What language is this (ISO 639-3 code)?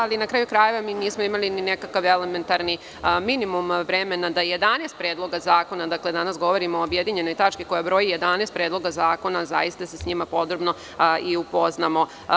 srp